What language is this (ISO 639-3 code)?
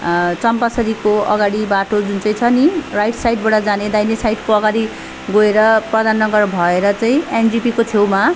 nep